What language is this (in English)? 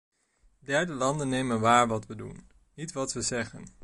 Dutch